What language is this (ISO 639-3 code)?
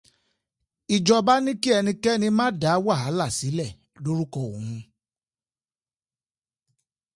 yor